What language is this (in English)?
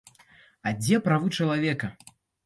Belarusian